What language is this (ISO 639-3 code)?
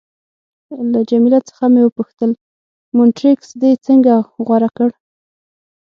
pus